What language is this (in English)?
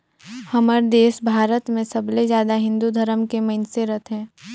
Chhattisgarhi